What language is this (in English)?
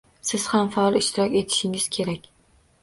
Uzbek